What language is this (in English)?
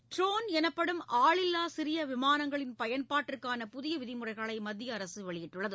Tamil